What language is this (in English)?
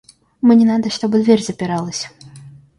Russian